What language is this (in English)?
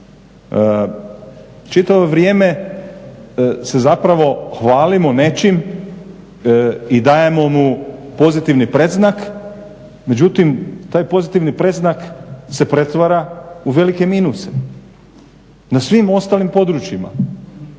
Croatian